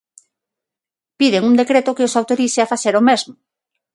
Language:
Galician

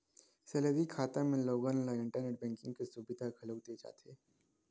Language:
Chhattisgarhi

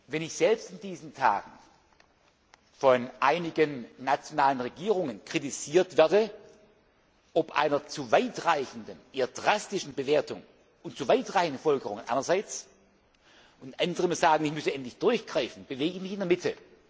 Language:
German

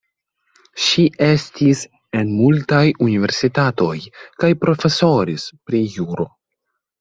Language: Esperanto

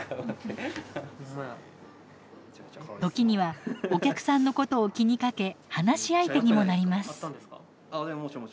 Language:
Japanese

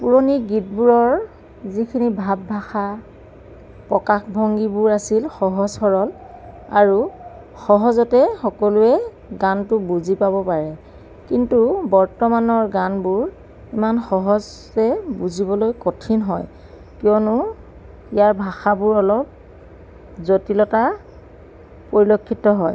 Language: Assamese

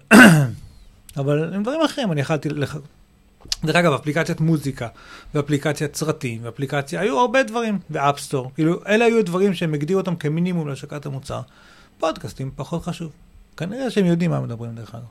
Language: Hebrew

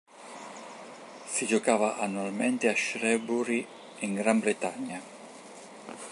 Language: Italian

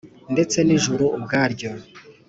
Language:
Kinyarwanda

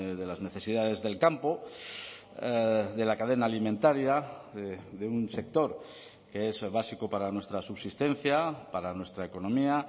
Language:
Spanish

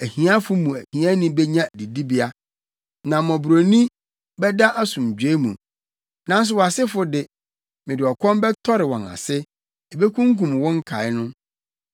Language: Akan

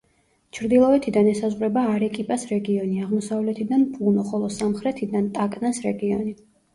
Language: Georgian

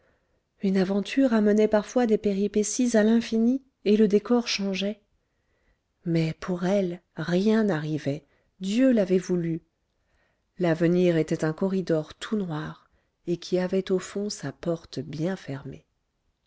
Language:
French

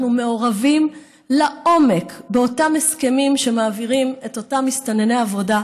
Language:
Hebrew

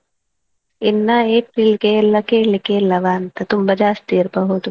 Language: Kannada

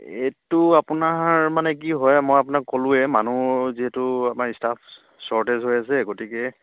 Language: Assamese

